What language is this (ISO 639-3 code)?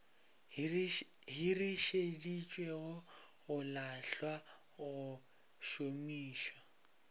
nso